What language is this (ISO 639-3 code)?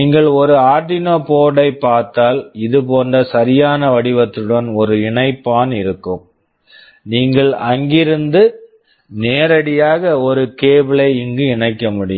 tam